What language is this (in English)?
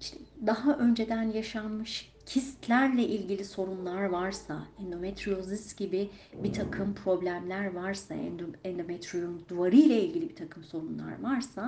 Turkish